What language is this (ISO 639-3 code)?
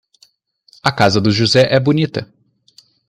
por